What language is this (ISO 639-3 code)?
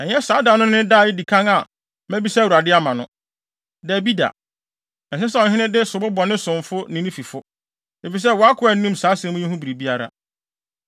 aka